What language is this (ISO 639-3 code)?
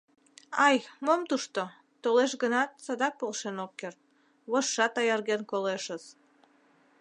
chm